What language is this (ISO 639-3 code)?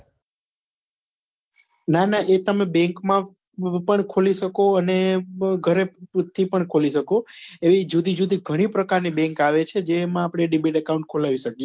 guj